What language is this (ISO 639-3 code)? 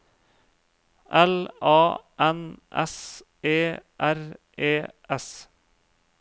nor